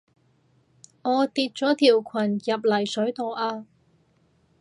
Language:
Cantonese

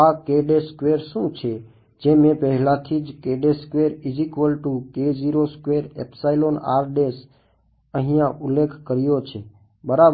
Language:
Gujarati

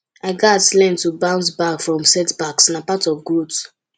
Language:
Nigerian Pidgin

